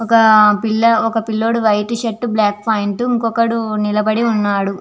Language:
Telugu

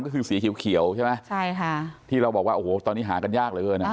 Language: Thai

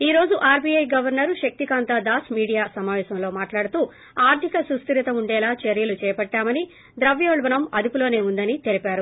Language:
Telugu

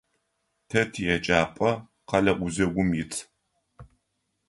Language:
Adyghe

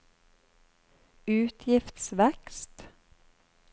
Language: Norwegian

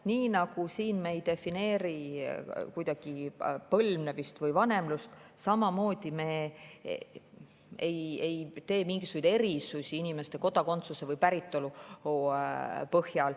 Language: Estonian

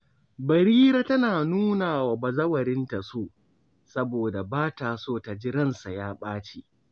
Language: Hausa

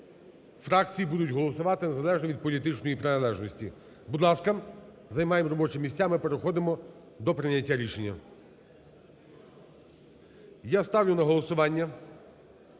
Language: Ukrainian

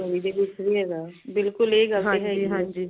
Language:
Punjabi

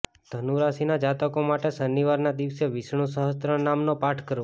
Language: Gujarati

